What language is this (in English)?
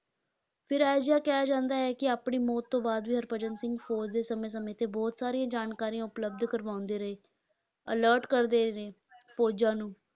Punjabi